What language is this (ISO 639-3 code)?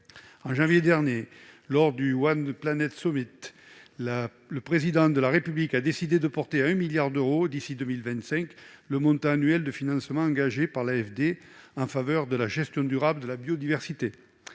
fra